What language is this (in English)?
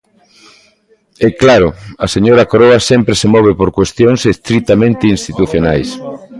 Galician